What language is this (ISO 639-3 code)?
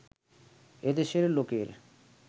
ben